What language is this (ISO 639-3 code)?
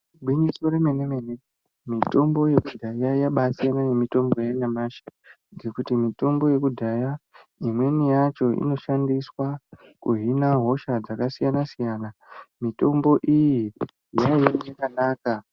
ndc